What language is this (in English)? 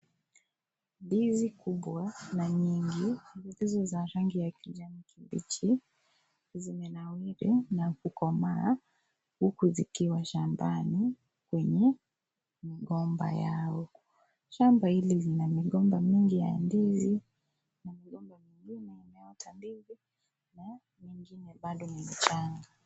Swahili